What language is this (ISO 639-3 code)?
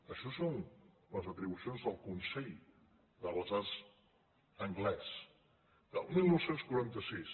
cat